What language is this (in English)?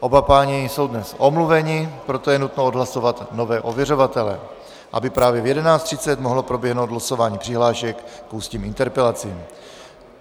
Czech